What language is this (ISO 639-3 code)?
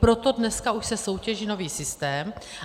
ces